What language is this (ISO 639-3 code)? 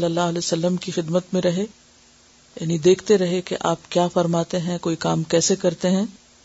urd